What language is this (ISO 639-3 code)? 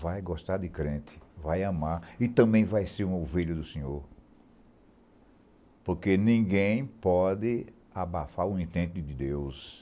por